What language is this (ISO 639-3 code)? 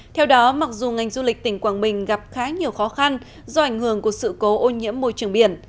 vie